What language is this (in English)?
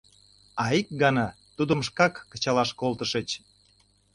Mari